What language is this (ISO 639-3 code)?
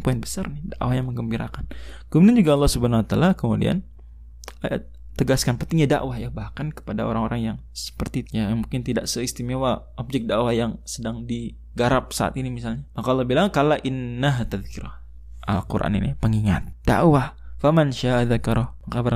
ind